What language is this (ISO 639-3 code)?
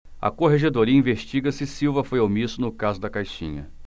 por